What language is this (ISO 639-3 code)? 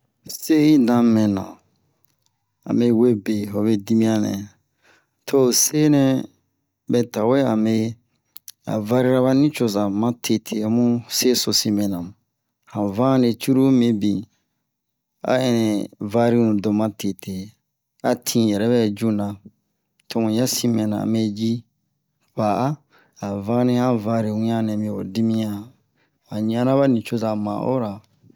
bmq